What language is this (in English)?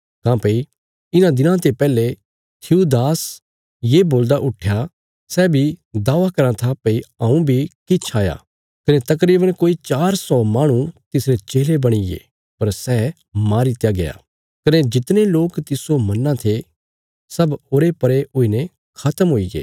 Bilaspuri